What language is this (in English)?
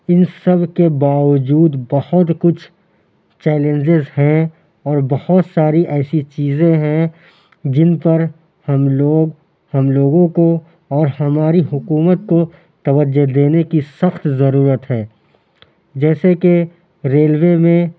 Urdu